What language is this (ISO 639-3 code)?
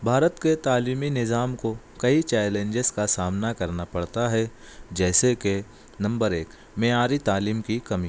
urd